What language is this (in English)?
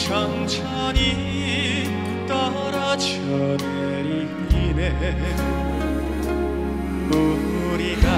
Korean